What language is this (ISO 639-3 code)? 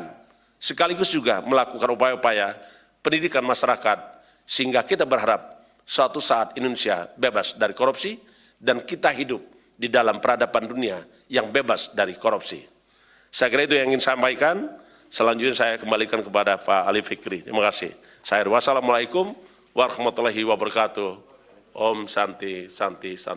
ind